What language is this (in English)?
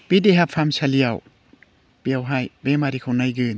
Bodo